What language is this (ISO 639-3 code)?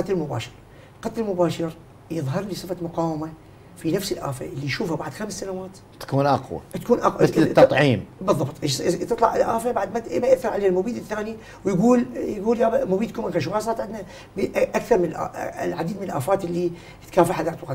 ara